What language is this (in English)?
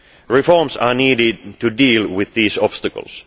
English